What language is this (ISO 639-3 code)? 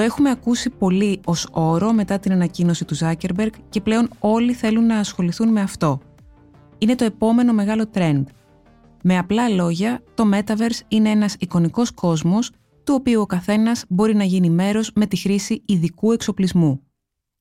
ell